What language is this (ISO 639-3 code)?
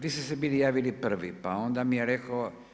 hrv